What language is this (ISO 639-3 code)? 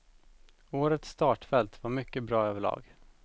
swe